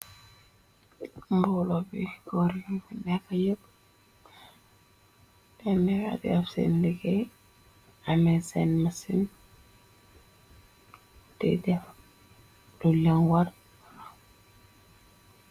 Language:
Wolof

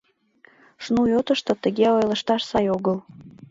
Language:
Mari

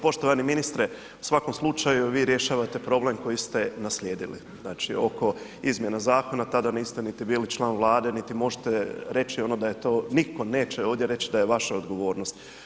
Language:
Croatian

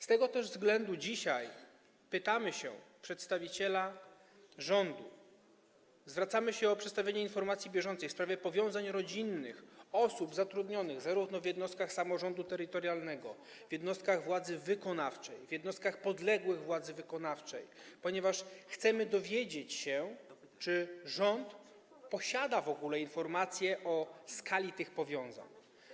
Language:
Polish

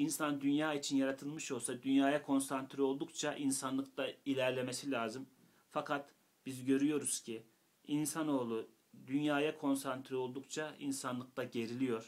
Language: Turkish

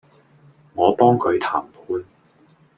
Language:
Cantonese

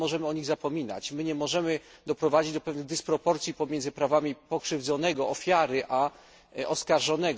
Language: Polish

